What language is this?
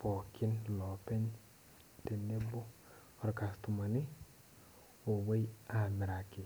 Masai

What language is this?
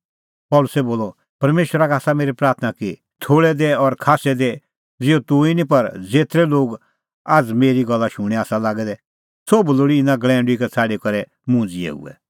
Kullu Pahari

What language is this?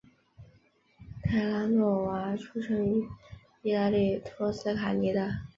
Chinese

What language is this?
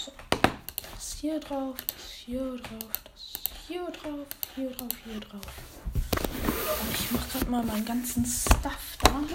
German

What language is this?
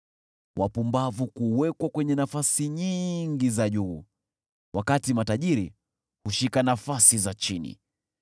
Swahili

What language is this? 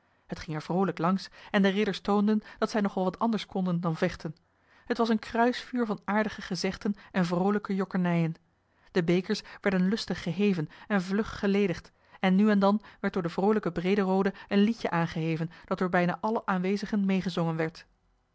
Dutch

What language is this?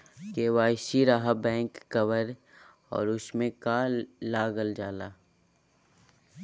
Magahi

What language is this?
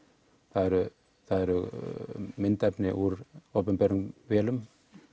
Icelandic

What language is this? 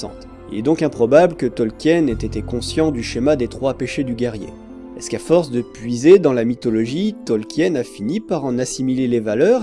French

